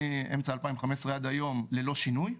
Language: Hebrew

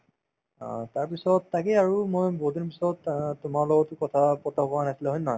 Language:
Assamese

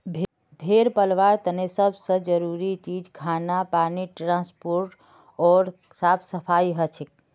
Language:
Magahi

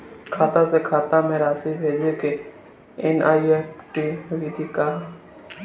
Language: Bhojpuri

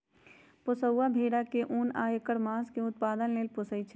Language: Magahi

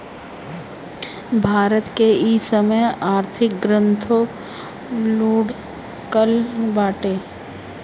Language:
Bhojpuri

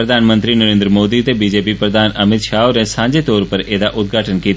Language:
Dogri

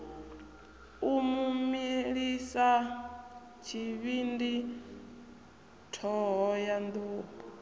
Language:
Venda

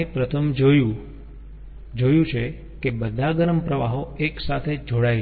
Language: Gujarati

